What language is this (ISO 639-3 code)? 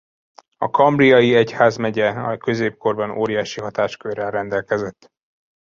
hun